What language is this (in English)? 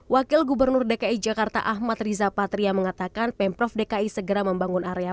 Indonesian